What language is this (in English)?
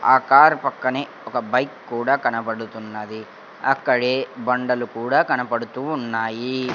Telugu